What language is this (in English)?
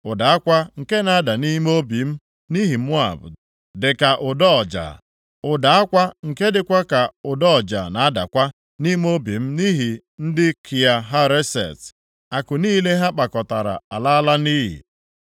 Igbo